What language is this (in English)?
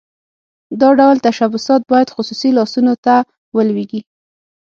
Pashto